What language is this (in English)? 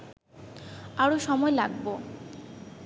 Bangla